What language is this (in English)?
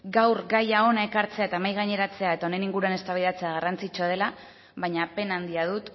Basque